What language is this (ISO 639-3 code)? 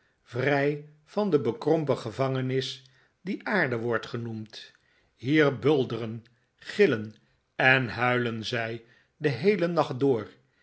nld